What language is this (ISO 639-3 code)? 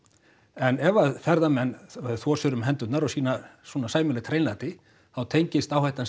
isl